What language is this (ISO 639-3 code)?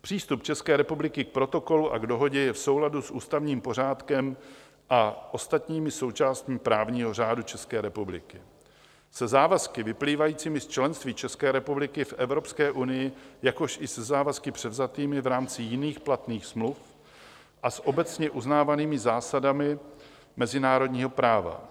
ces